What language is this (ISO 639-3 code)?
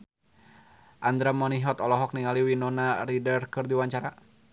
sun